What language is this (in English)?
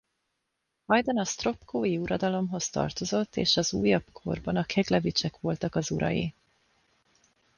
Hungarian